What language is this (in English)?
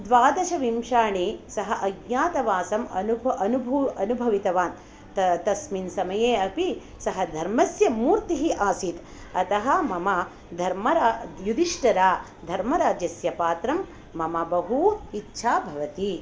Sanskrit